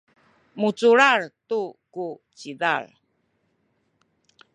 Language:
Sakizaya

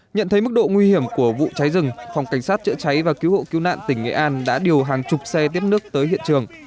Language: Vietnamese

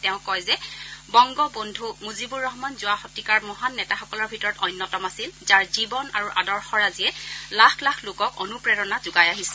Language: Assamese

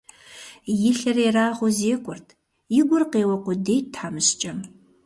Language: Kabardian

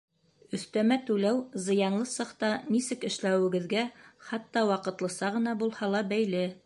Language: Bashkir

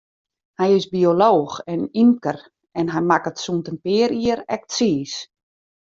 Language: Western Frisian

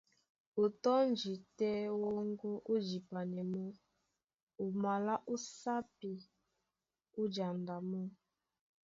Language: Duala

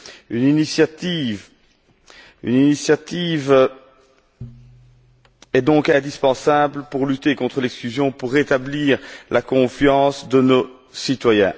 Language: French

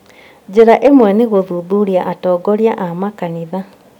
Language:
Kikuyu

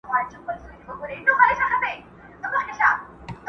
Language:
Pashto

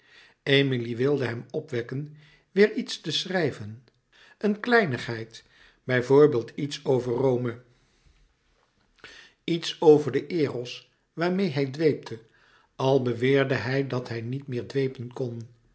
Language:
Dutch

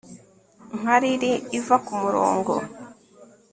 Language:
Kinyarwanda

